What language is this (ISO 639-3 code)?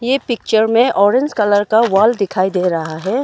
hin